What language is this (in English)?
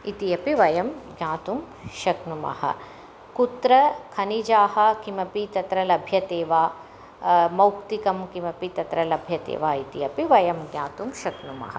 Sanskrit